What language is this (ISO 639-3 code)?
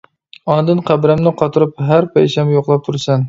uig